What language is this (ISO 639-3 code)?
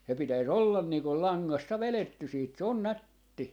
fin